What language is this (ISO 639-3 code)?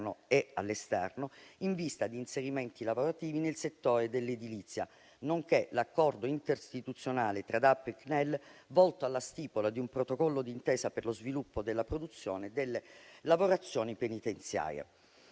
ita